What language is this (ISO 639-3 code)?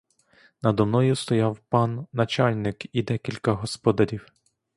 ukr